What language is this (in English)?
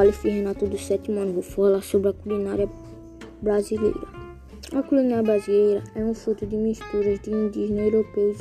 Portuguese